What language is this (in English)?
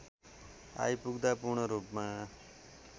Nepali